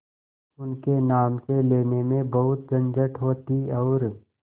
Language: Hindi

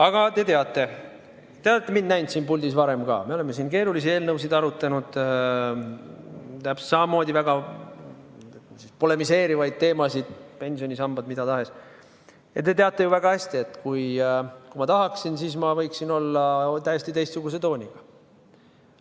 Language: Estonian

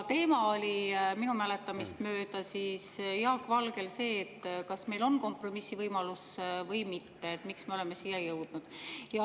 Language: Estonian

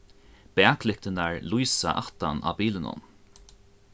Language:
Faroese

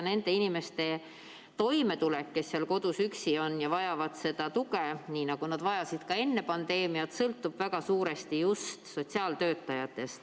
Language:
Estonian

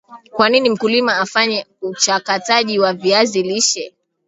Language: Swahili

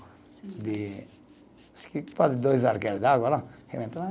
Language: Portuguese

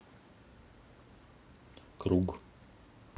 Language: Russian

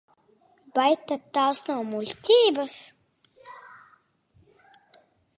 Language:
Latvian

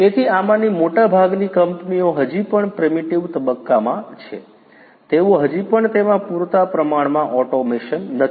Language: Gujarati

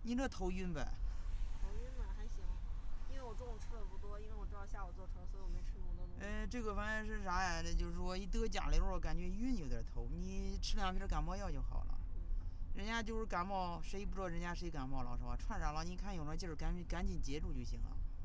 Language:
Chinese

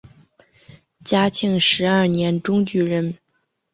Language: Chinese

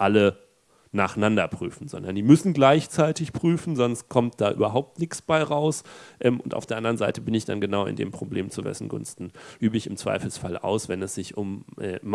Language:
German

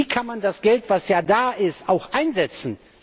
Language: German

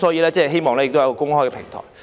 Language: Cantonese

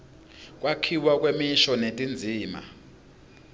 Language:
Swati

